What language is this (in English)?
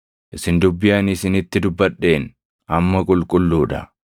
Oromo